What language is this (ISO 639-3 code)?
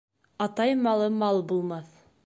bak